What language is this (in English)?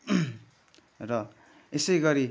Nepali